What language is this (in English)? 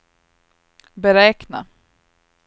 Swedish